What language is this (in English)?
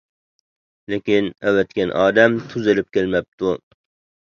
Uyghur